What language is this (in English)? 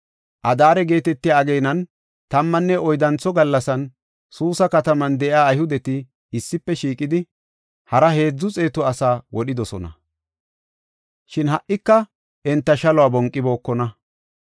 Gofa